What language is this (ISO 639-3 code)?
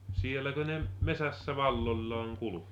fin